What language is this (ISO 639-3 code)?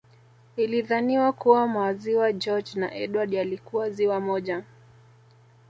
swa